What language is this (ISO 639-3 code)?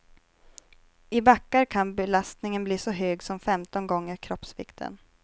swe